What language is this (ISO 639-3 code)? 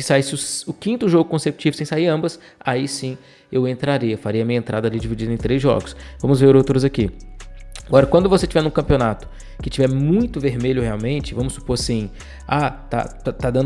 por